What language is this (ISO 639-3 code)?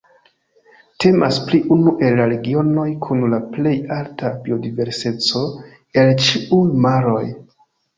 epo